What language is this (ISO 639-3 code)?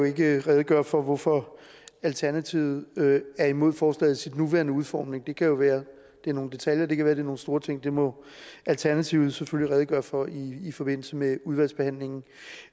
dan